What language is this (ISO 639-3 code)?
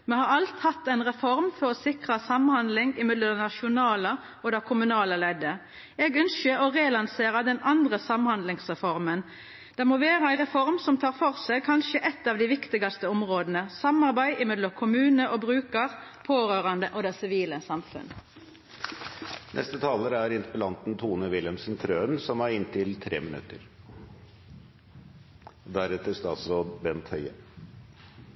nno